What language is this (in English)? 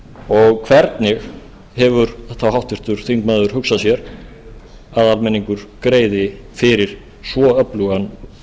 Icelandic